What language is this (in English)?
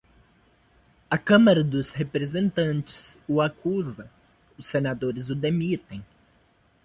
Portuguese